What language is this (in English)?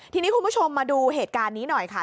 Thai